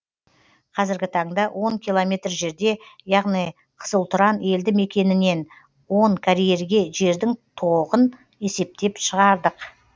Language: Kazakh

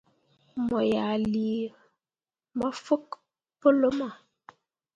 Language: Mundang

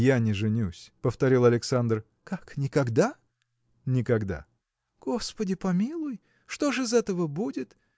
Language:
Russian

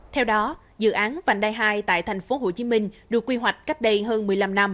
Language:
Vietnamese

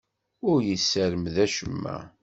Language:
Kabyle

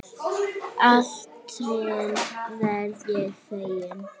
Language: Icelandic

